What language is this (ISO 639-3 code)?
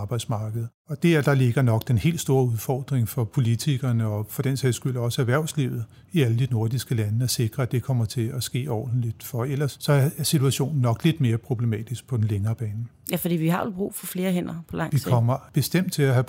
dan